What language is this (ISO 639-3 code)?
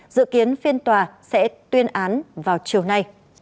vie